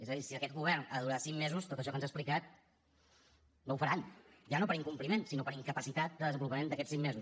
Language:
Catalan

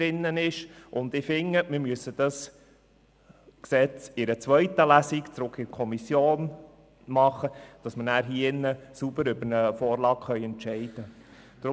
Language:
Swiss German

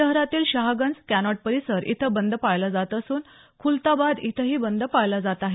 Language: Marathi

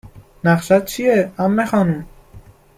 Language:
Persian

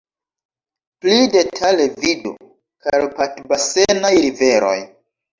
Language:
Esperanto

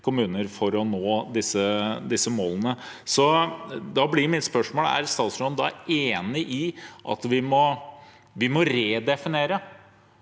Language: Norwegian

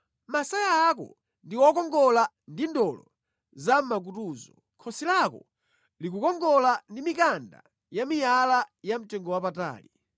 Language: Nyanja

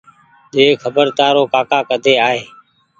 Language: Goaria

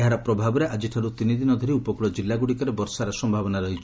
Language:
Odia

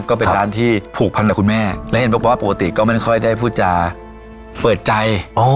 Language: Thai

